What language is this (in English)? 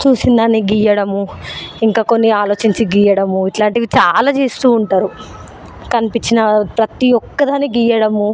Telugu